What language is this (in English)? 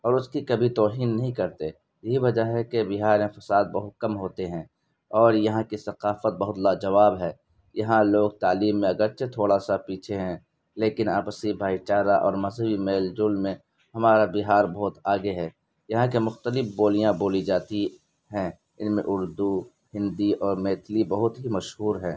Urdu